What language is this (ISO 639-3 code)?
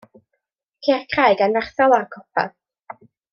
cym